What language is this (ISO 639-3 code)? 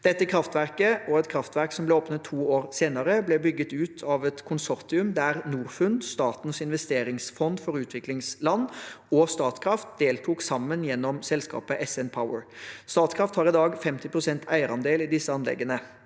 nor